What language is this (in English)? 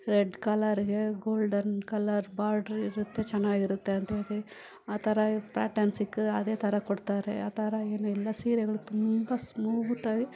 Kannada